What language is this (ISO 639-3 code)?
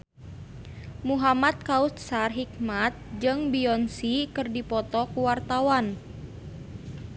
sun